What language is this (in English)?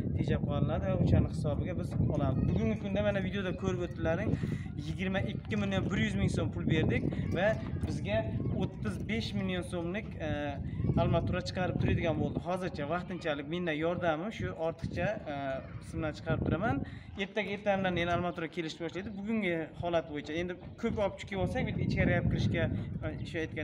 Turkish